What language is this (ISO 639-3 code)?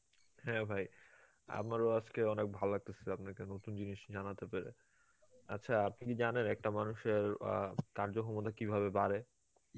ben